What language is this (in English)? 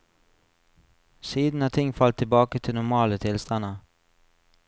Norwegian